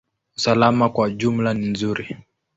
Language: Swahili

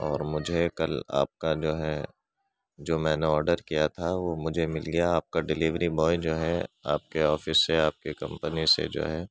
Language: Urdu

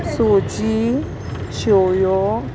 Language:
Konkani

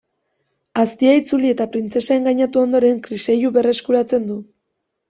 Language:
Basque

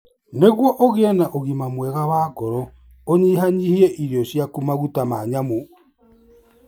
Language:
Kikuyu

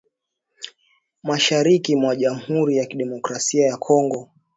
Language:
Swahili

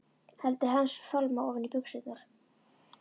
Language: Icelandic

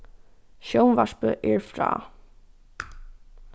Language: Faroese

